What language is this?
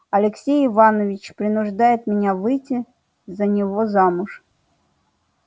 Russian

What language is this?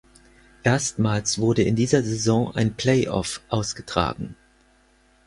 German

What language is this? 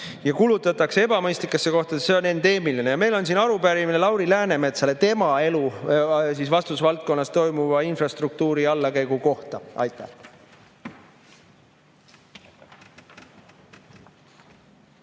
Estonian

